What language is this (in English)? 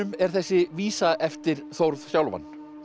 Icelandic